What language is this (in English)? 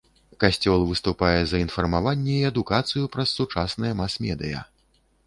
Belarusian